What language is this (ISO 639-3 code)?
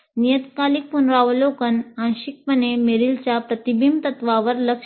mar